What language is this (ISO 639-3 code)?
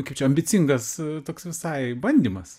lit